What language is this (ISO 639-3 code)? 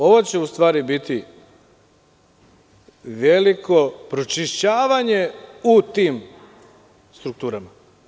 srp